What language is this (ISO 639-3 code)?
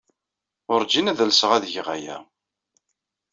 kab